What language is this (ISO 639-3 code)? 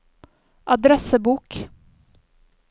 nor